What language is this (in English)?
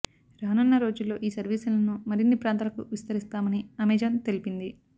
Telugu